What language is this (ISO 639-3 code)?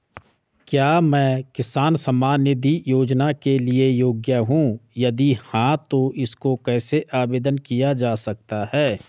hin